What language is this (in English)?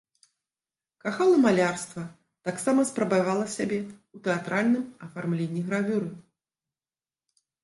Belarusian